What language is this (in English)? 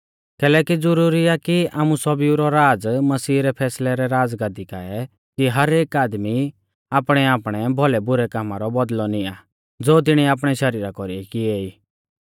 Mahasu Pahari